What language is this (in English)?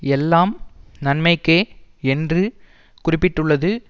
Tamil